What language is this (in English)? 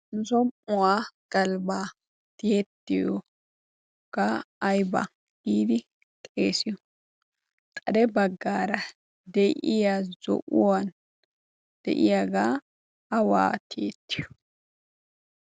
Wolaytta